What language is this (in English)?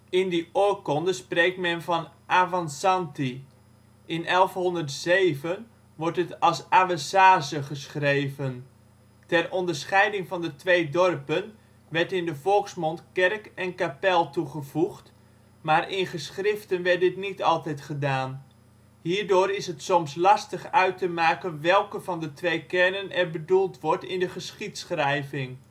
Dutch